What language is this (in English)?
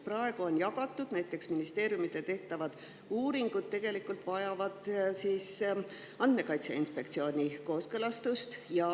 Estonian